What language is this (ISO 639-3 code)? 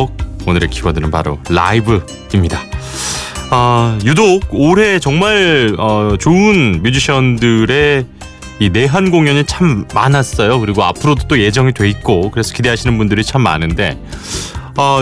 kor